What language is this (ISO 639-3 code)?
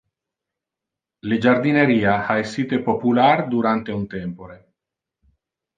ina